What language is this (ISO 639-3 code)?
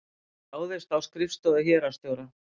isl